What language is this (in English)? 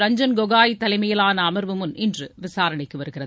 Tamil